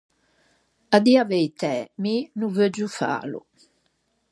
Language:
Ligurian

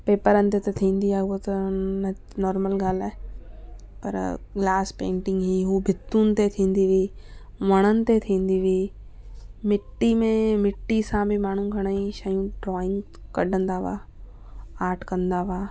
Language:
Sindhi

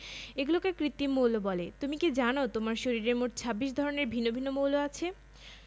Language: Bangla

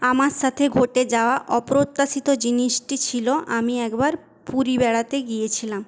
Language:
Bangla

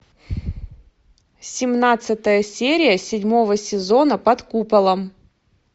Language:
Russian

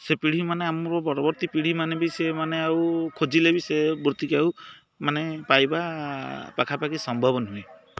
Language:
Odia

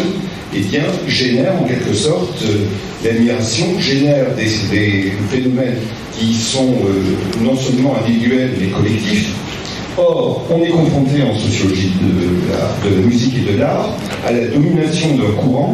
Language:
French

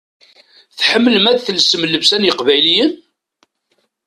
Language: Kabyle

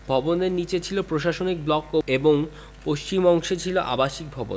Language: Bangla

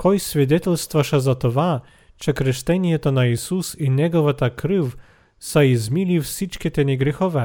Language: Bulgarian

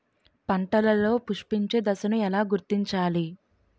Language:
Telugu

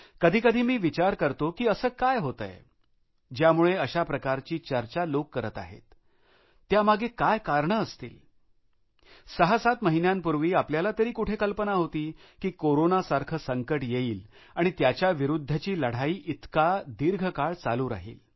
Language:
Marathi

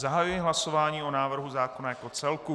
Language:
Czech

